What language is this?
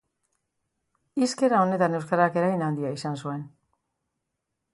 Basque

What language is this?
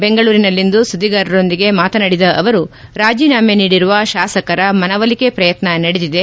Kannada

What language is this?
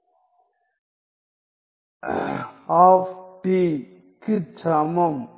Tamil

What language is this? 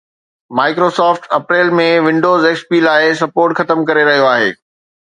Sindhi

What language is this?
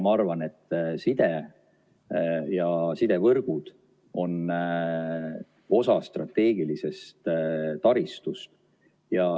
Estonian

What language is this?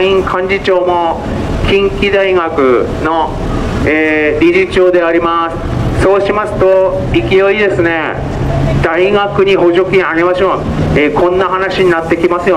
Japanese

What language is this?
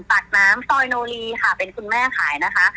Thai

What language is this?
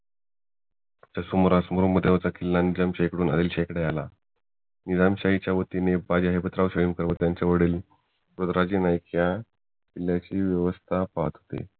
Marathi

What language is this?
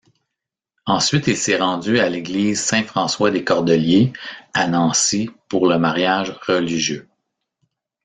French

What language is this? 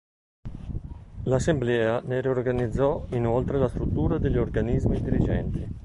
Italian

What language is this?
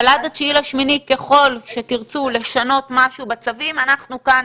Hebrew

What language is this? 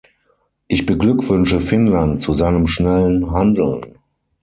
German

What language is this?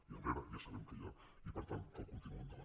Catalan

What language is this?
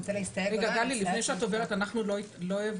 Hebrew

